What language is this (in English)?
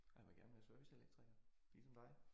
Danish